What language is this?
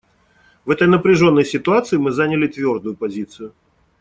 Russian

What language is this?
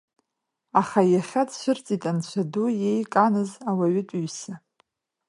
Abkhazian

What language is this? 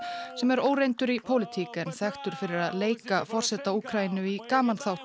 Icelandic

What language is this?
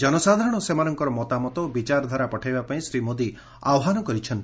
Odia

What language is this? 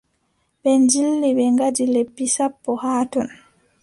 Adamawa Fulfulde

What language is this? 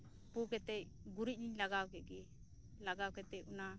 Santali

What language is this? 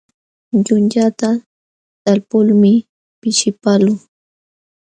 Jauja Wanca Quechua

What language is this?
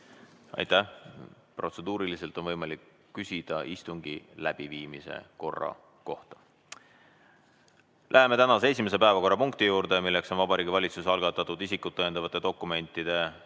Estonian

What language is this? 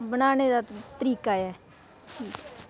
Dogri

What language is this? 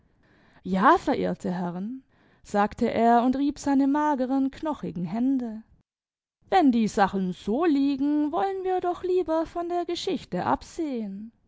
German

